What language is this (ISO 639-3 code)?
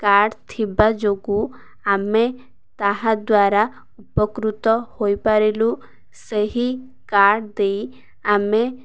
ori